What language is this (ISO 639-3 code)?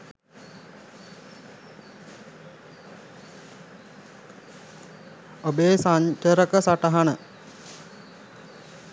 sin